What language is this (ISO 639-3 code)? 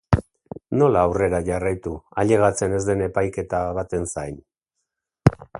eus